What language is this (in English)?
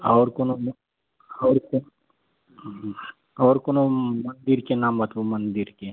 Maithili